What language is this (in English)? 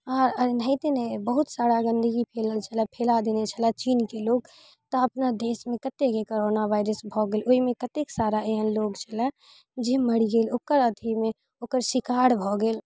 Maithili